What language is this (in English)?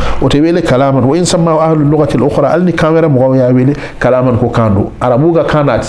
Arabic